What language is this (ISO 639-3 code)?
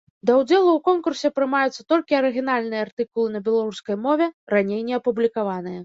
bel